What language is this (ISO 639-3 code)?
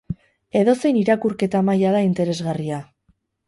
eus